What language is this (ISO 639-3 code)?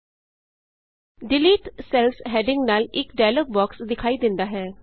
pan